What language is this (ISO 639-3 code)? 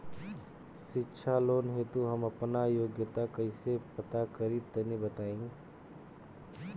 bho